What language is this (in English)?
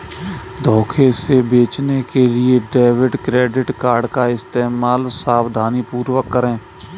Hindi